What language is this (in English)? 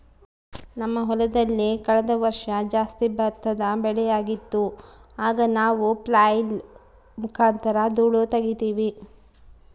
Kannada